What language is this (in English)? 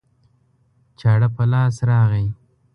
Pashto